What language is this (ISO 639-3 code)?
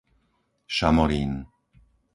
slk